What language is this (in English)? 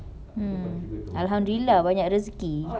English